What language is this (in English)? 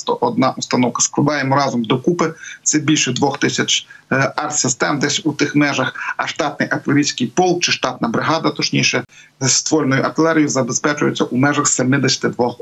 Ukrainian